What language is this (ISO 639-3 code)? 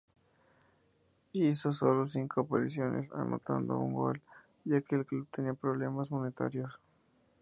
spa